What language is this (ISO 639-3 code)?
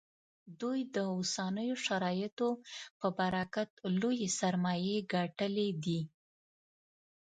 pus